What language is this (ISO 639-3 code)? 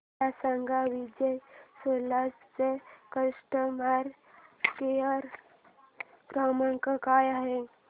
mar